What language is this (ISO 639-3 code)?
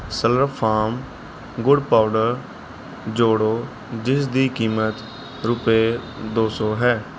pan